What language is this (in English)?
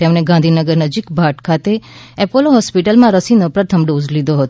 Gujarati